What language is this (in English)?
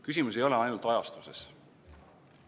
Estonian